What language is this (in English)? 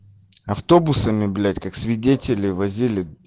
Russian